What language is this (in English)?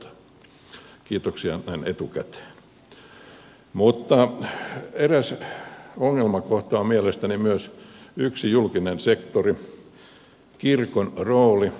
Finnish